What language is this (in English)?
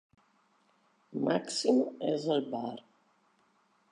Interlingua